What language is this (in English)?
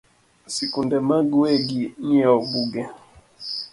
Luo (Kenya and Tanzania)